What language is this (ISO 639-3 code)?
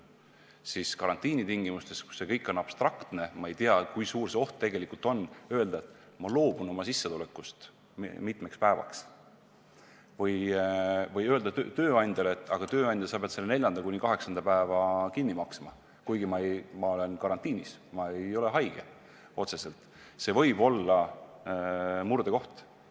est